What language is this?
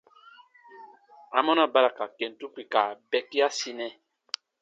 Baatonum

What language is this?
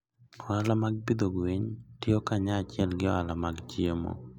Luo (Kenya and Tanzania)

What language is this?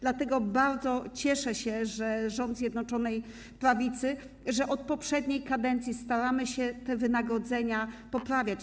Polish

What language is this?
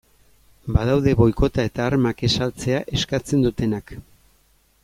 Basque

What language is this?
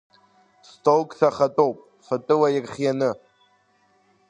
Abkhazian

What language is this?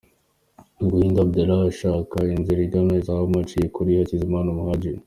Kinyarwanda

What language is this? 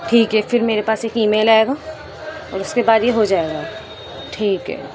Urdu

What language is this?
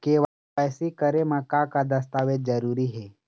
Chhattisgarhi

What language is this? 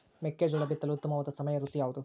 Kannada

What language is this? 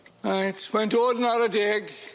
Welsh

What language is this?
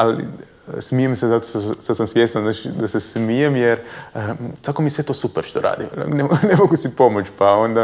Croatian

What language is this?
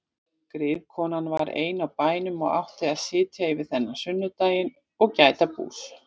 Icelandic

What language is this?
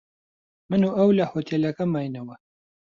Central Kurdish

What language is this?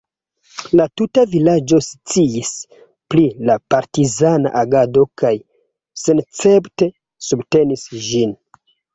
Esperanto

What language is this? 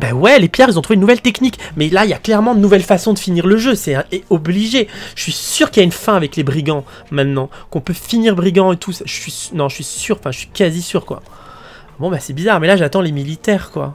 French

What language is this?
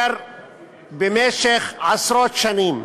Hebrew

